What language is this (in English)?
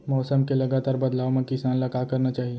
Chhattisgarhi